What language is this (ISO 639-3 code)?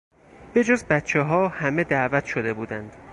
fas